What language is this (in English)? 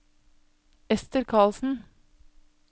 Norwegian